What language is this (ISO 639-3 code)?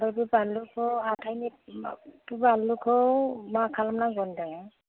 brx